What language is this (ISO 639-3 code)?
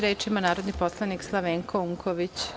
srp